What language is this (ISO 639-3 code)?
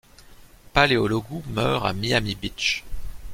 fra